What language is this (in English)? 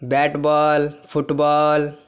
Maithili